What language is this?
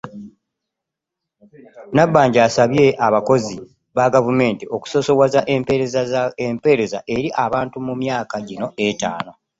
Ganda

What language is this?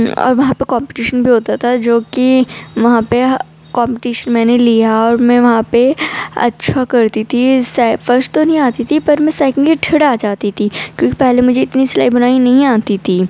Urdu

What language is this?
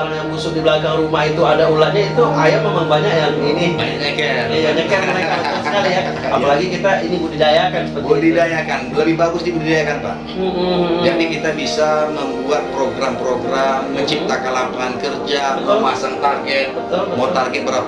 Indonesian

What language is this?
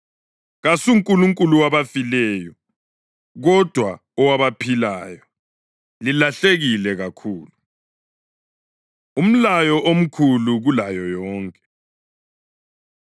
North Ndebele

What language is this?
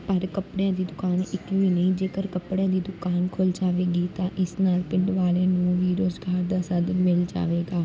Punjabi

